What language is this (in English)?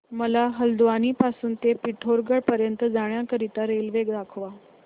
Marathi